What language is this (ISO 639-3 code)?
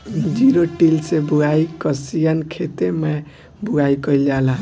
bho